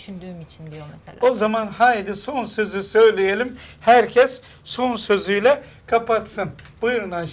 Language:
Turkish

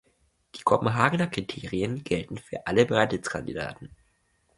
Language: German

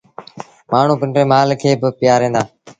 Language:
Sindhi Bhil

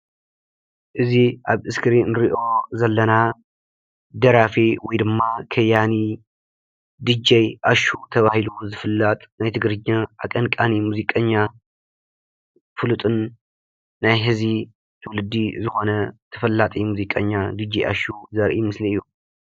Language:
Tigrinya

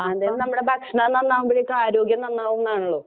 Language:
Malayalam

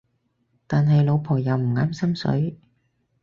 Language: Cantonese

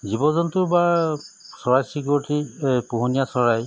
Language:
Assamese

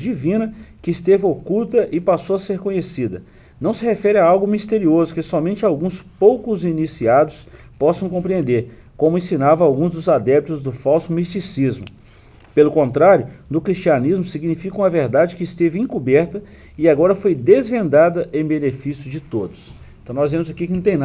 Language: Portuguese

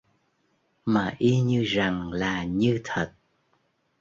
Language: Vietnamese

